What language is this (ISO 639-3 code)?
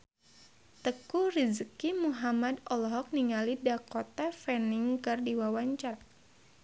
sun